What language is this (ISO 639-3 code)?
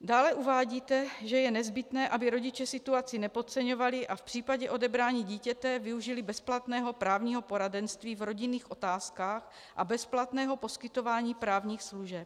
ces